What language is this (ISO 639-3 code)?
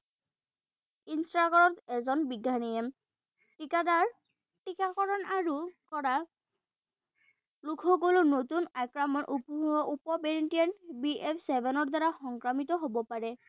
asm